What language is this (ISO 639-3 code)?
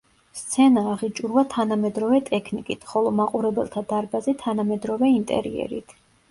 kat